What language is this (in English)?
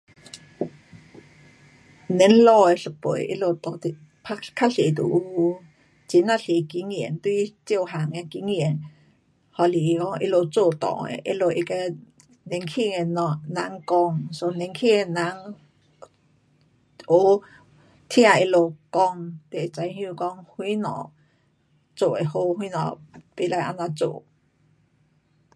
Pu-Xian Chinese